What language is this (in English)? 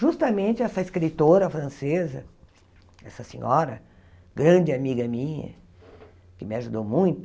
Portuguese